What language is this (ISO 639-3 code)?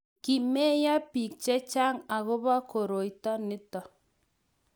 kln